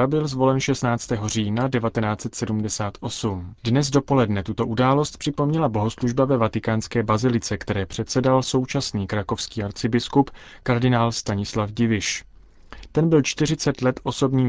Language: Czech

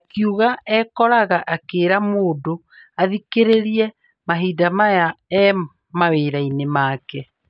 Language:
Kikuyu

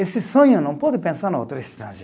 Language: Portuguese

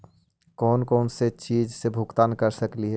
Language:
Magahi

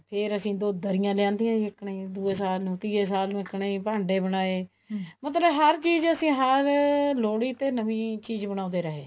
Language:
Punjabi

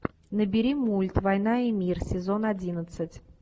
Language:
Russian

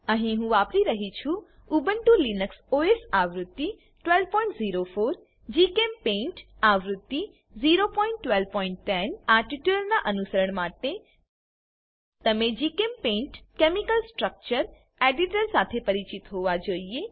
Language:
Gujarati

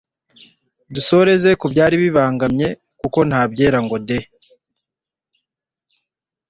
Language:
Kinyarwanda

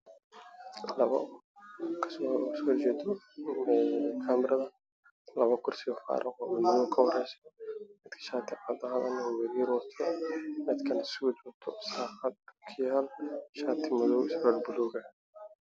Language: Somali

